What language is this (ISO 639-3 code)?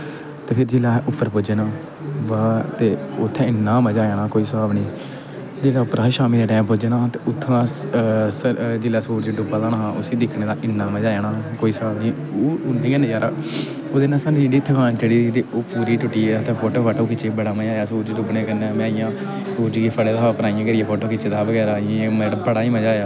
doi